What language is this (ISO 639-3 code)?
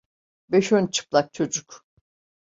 tur